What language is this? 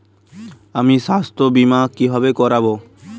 Bangla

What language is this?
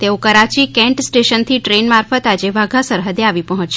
Gujarati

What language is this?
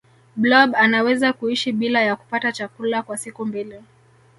Swahili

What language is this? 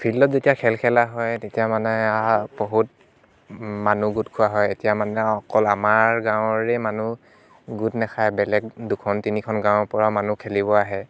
Assamese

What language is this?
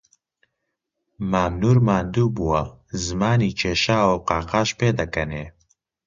Central Kurdish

